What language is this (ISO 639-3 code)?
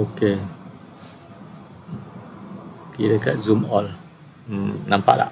msa